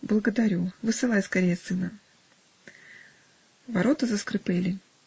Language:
Russian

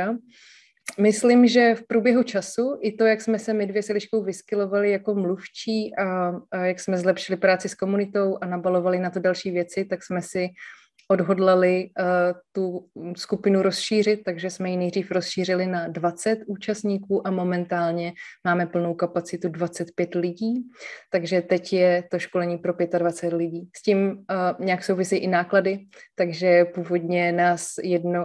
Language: Czech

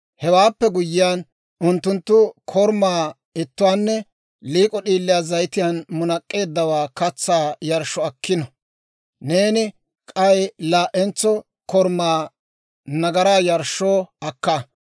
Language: Dawro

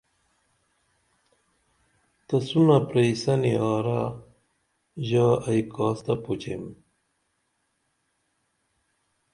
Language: Dameli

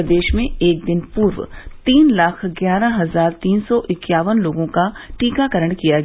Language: Hindi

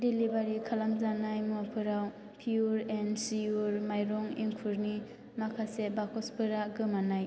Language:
Bodo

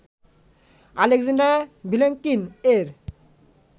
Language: Bangla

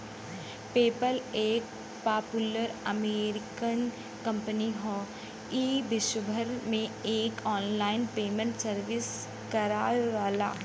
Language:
Bhojpuri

